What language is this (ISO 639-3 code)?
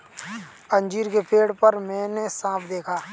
hin